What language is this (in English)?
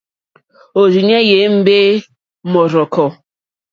Mokpwe